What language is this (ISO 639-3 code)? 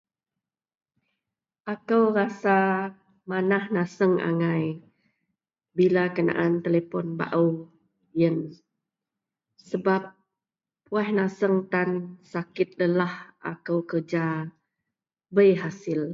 mel